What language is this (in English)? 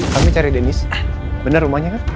Indonesian